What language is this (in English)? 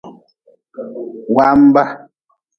Nawdm